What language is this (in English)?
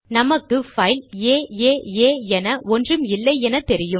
Tamil